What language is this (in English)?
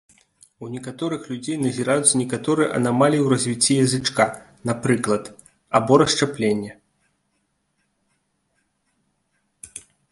Belarusian